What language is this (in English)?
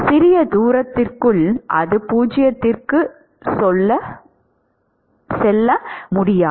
Tamil